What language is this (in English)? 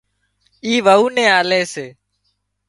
Wadiyara Koli